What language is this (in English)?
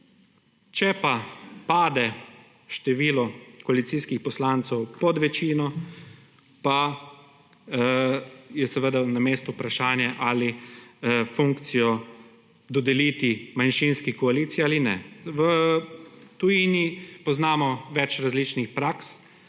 Slovenian